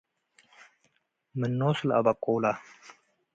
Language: Tigre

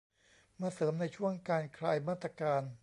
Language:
Thai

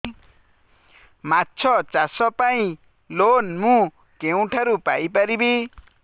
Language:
Odia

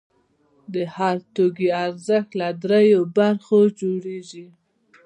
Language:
Pashto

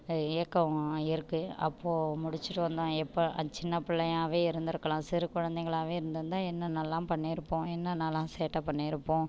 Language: Tamil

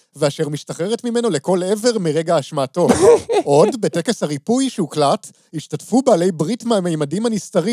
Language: Hebrew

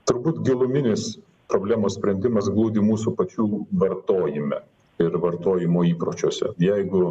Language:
Lithuanian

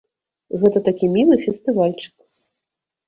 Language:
Belarusian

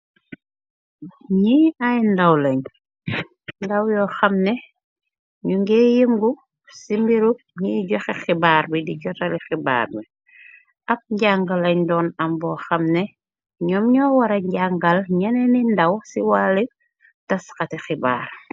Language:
Wolof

